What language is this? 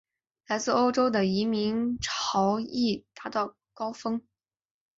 Chinese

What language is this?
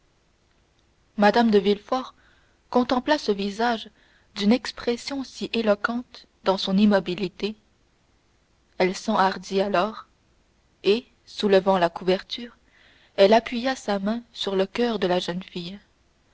French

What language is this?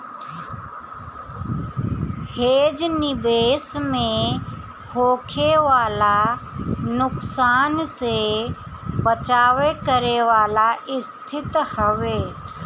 Bhojpuri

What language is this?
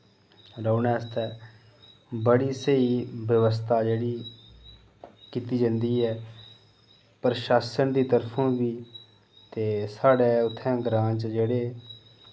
Dogri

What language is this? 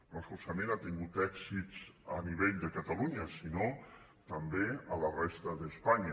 Catalan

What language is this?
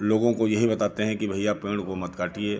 Hindi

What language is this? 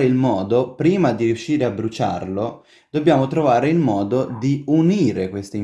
Italian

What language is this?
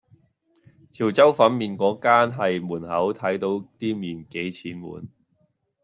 Cantonese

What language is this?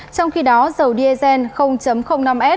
Vietnamese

